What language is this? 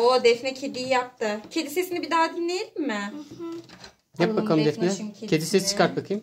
Turkish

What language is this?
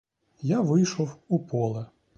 Ukrainian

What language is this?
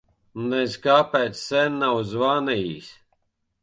Latvian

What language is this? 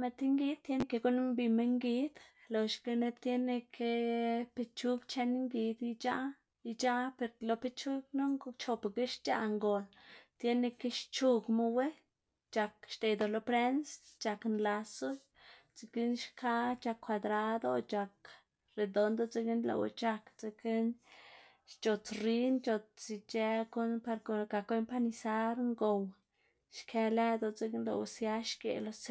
Xanaguía Zapotec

